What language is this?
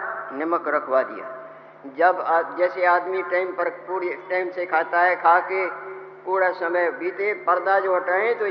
Hindi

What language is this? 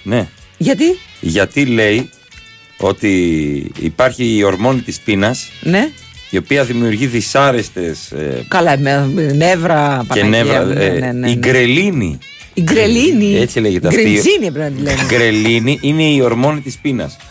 Greek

